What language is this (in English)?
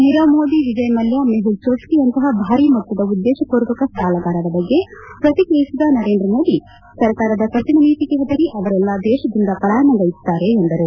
Kannada